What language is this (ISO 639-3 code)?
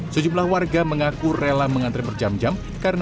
ind